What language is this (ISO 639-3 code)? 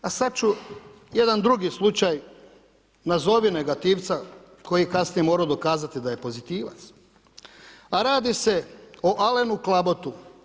hrv